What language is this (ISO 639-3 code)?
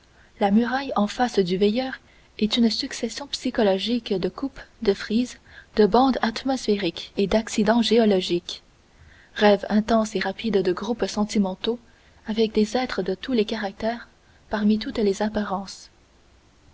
fra